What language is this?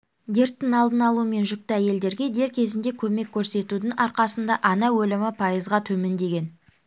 Kazakh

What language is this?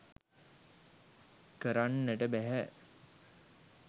Sinhala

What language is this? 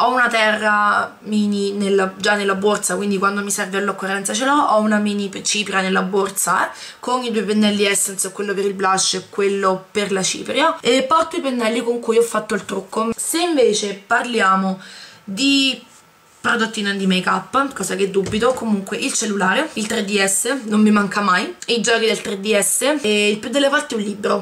Italian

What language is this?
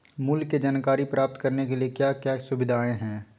Magahi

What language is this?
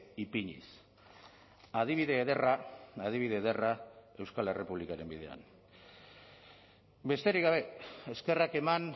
Basque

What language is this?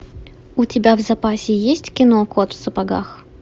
Russian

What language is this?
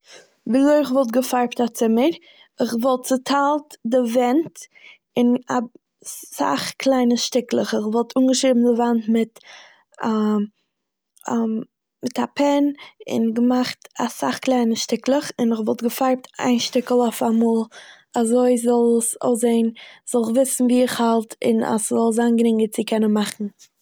Yiddish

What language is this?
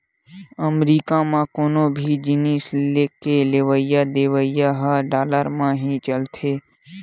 Chhattisgarhi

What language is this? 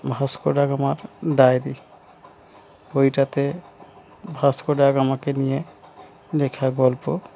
Bangla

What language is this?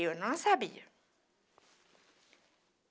Portuguese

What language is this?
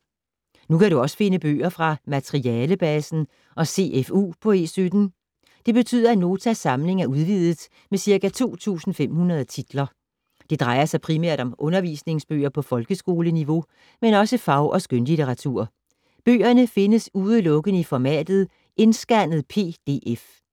Danish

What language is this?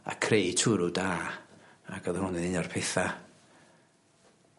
Welsh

